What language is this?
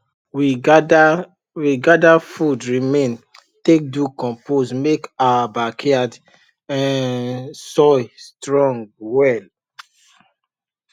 Nigerian Pidgin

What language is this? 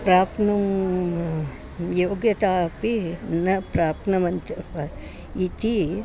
Sanskrit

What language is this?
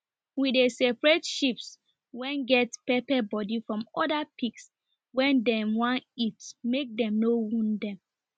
Nigerian Pidgin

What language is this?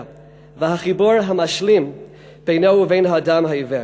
Hebrew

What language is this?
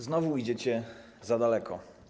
Polish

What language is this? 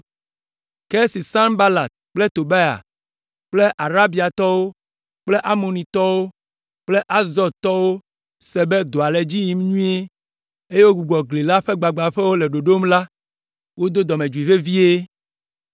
Ewe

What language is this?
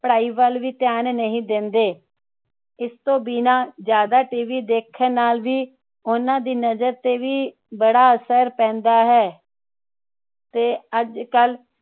Punjabi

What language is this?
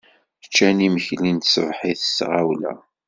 Kabyle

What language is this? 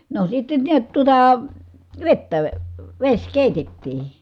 Finnish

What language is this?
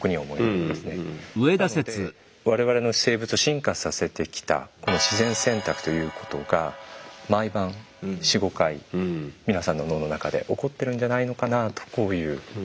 Japanese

